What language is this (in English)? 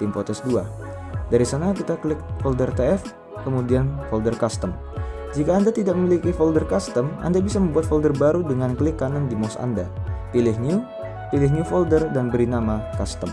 Indonesian